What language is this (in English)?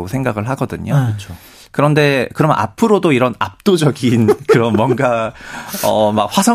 Korean